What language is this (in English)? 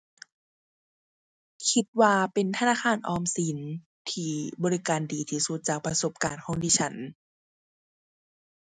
Thai